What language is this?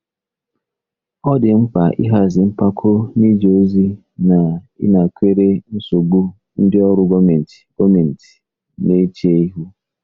Igbo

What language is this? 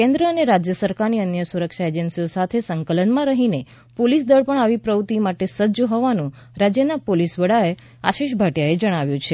Gujarati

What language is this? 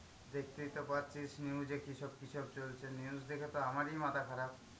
Bangla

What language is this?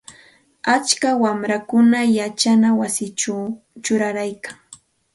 Santa Ana de Tusi Pasco Quechua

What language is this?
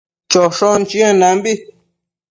Matsés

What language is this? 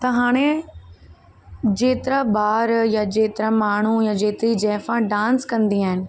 Sindhi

